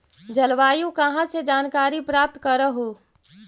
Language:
Magahi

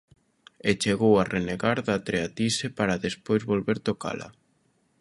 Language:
Galician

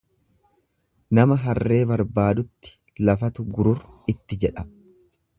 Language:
Oromo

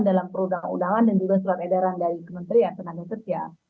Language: Indonesian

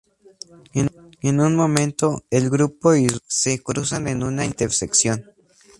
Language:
Spanish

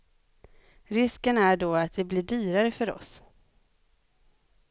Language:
Swedish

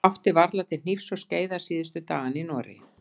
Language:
Icelandic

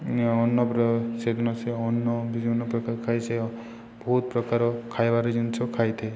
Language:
Odia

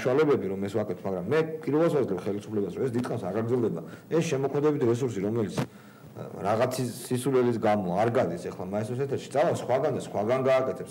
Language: Romanian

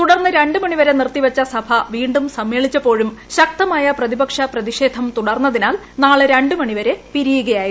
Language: Malayalam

